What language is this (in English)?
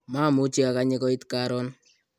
Kalenjin